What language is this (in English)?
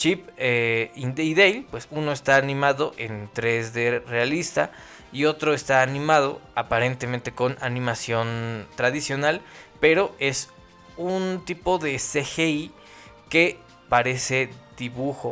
Spanish